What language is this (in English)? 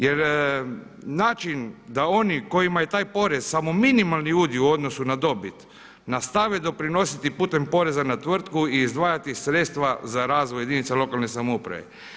Croatian